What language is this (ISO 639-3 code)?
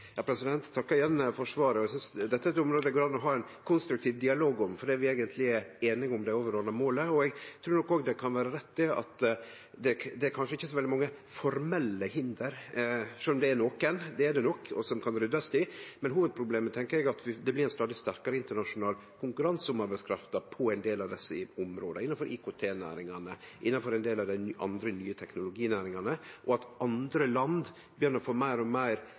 nno